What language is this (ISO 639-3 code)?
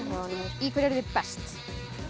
isl